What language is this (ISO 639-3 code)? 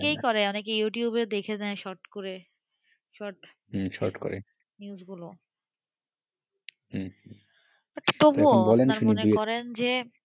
ben